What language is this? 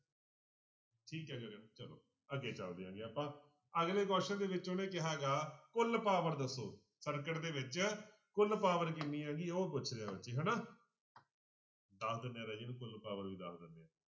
Punjabi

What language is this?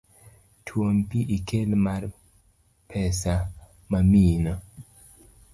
Luo (Kenya and Tanzania)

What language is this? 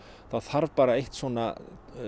Icelandic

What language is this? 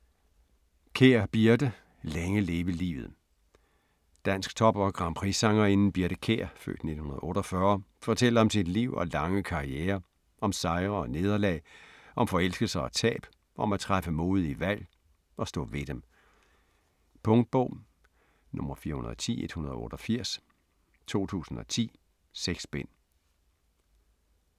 Danish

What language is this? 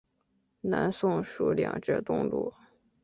Chinese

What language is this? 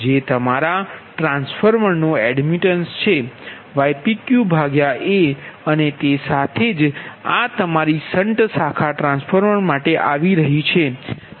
Gujarati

